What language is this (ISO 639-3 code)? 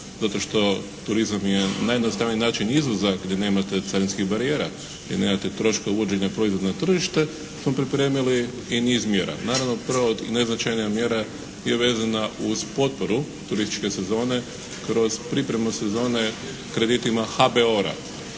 hrv